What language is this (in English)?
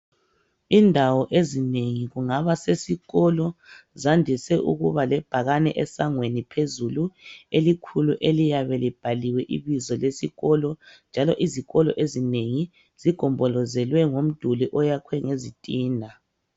North Ndebele